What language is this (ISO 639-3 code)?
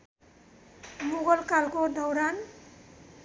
nep